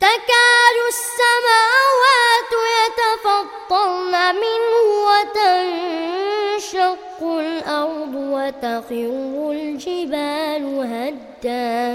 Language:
Arabic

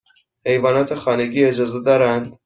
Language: Persian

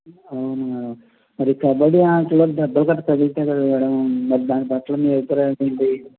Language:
Telugu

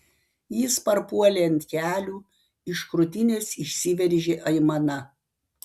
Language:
Lithuanian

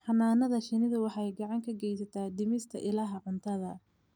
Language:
Somali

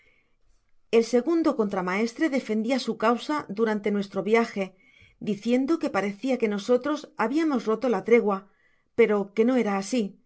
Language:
Spanish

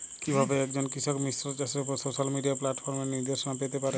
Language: Bangla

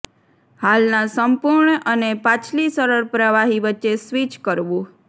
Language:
Gujarati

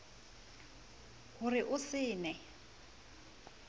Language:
Southern Sotho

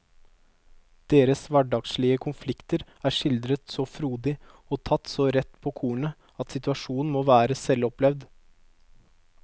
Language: Norwegian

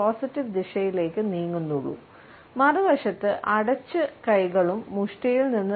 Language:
Malayalam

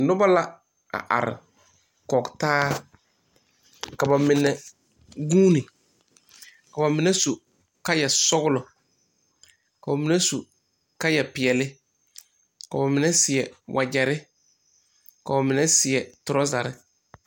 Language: Southern Dagaare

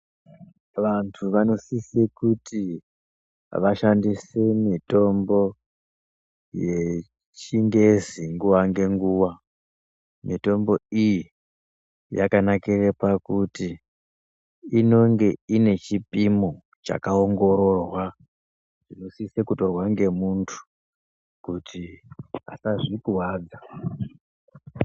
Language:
Ndau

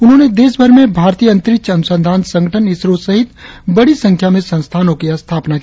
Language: Hindi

